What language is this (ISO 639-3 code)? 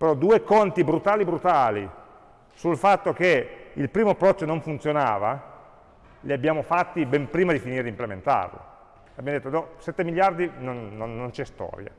ita